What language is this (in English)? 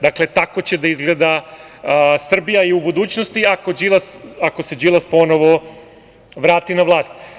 Serbian